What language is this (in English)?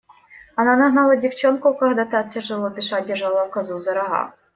Russian